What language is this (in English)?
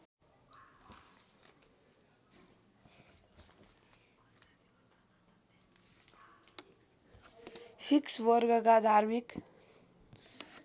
Nepali